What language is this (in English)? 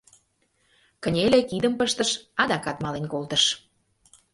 Mari